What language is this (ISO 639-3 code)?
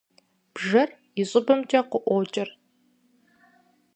kbd